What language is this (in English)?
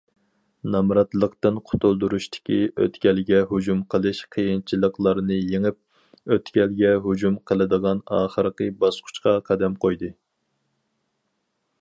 Uyghur